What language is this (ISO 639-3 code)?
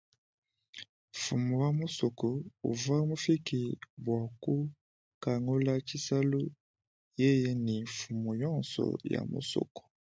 lua